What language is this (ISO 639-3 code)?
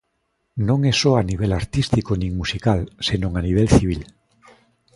glg